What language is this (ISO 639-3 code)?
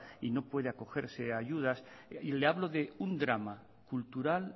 spa